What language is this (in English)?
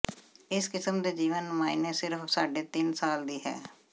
Punjabi